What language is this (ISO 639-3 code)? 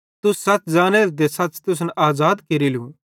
bhd